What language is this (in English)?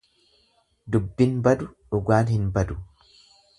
Oromo